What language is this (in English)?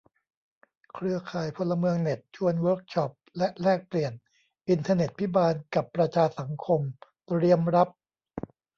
Thai